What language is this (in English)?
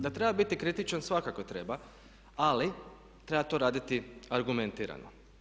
Croatian